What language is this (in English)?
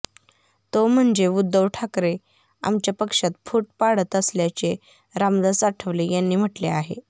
Marathi